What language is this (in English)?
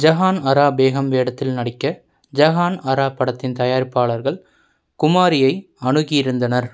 Tamil